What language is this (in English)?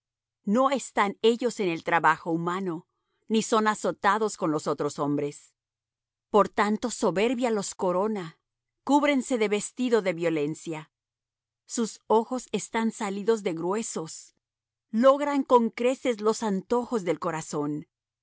Spanish